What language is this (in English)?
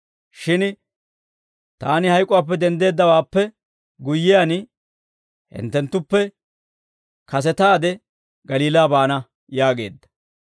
Dawro